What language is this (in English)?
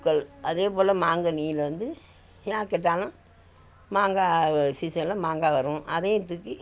Tamil